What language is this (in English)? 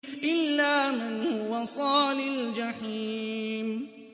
Arabic